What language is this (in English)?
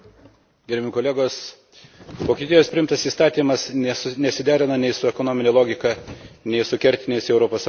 Lithuanian